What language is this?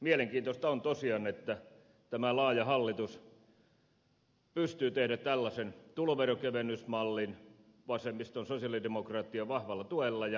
Finnish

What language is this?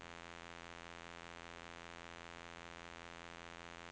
Norwegian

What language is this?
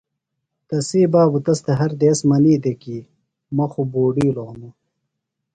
Phalura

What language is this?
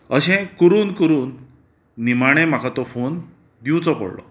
Konkani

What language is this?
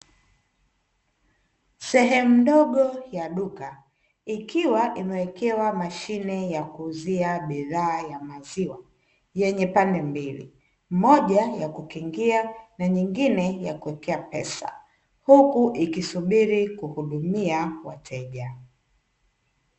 Swahili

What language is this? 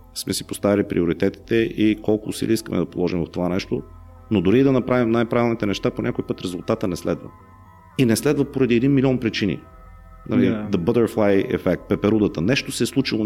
Bulgarian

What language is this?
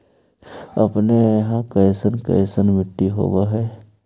Magahi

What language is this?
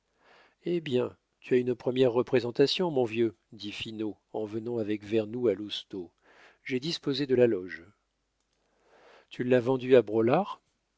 French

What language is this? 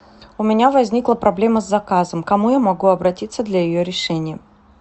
Russian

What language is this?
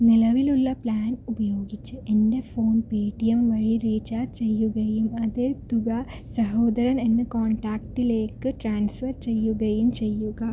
Malayalam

